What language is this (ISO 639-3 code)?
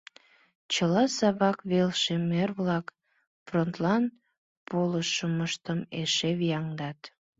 chm